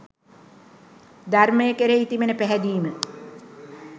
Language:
Sinhala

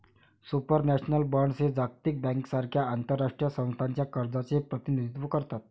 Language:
Marathi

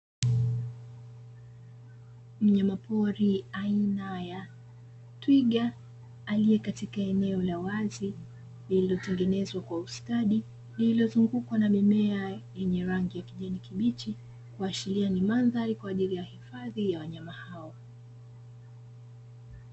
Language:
Swahili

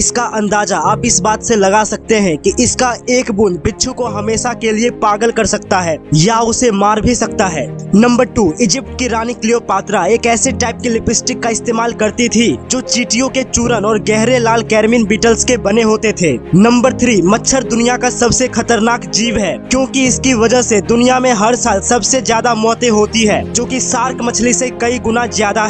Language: Hindi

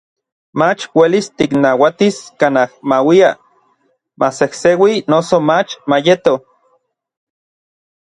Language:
Orizaba Nahuatl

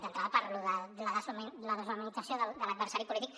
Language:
Catalan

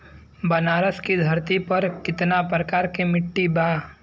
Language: Bhojpuri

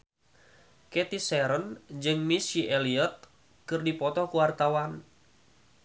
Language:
Sundanese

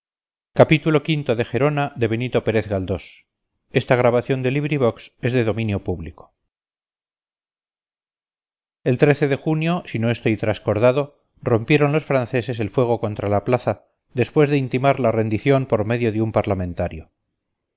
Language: Spanish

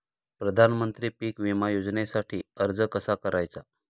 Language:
Marathi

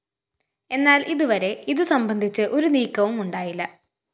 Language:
Malayalam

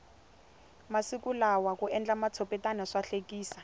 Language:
Tsonga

